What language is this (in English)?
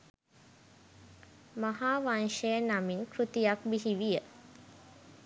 Sinhala